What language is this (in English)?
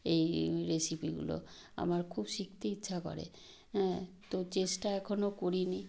Bangla